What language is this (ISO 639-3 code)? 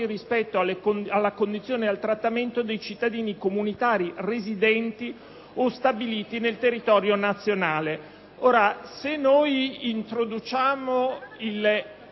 ita